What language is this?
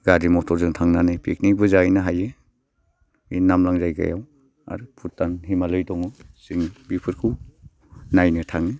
Bodo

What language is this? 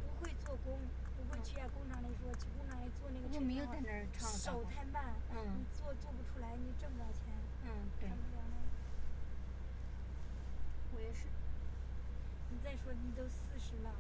Chinese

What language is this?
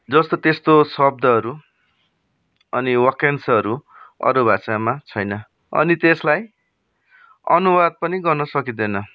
Nepali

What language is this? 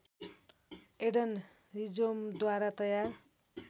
Nepali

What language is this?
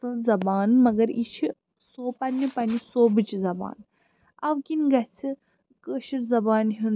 Kashmiri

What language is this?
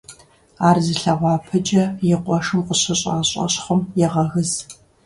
Kabardian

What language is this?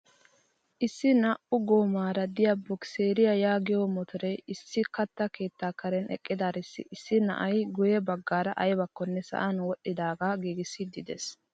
Wolaytta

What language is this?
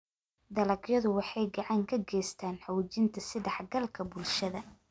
Somali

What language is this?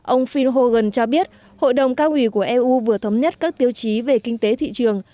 Vietnamese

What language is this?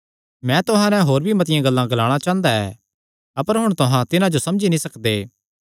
Kangri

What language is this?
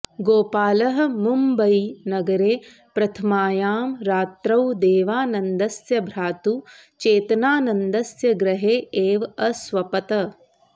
Sanskrit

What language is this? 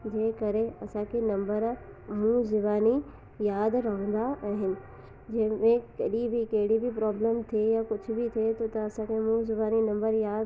Sindhi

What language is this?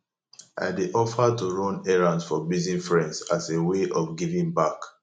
Nigerian Pidgin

